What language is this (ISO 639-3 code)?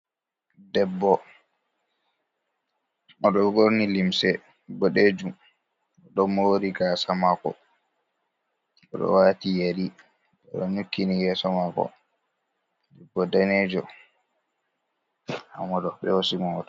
ful